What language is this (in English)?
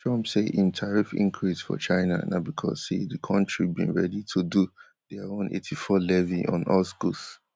Nigerian Pidgin